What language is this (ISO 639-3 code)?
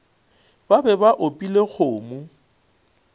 nso